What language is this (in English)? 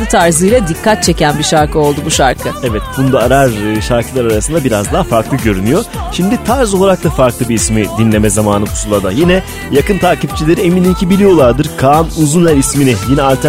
Turkish